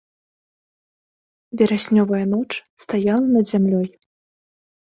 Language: Belarusian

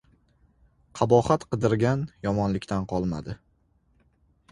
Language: Uzbek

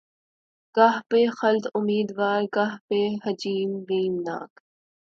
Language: Urdu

